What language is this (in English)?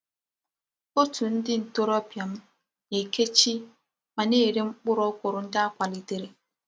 Igbo